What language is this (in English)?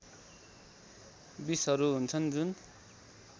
Nepali